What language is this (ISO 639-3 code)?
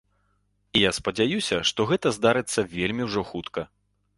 bel